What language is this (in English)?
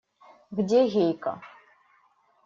Russian